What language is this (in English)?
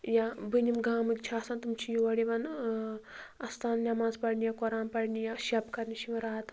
Kashmiri